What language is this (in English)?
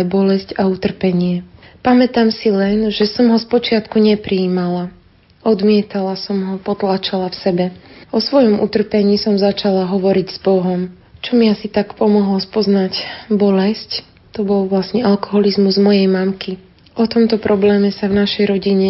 Slovak